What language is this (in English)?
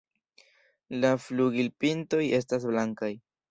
Esperanto